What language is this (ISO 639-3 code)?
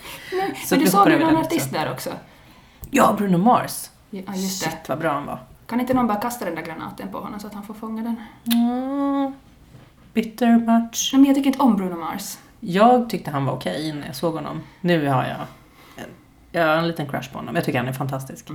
swe